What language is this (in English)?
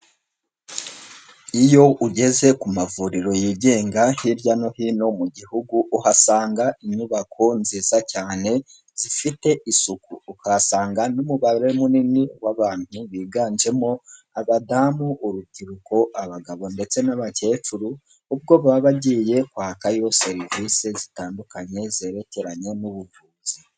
Kinyarwanda